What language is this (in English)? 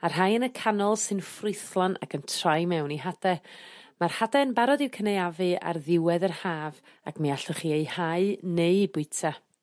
Welsh